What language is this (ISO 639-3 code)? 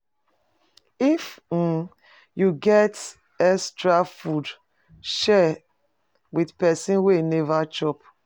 pcm